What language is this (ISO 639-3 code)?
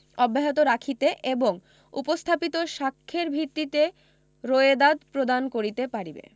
ben